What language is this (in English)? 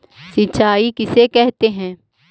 Magahi